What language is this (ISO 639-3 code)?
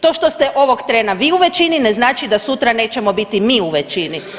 hrv